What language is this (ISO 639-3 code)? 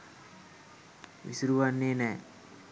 sin